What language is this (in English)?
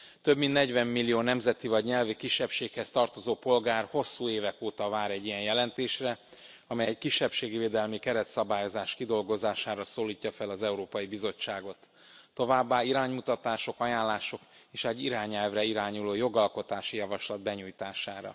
Hungarian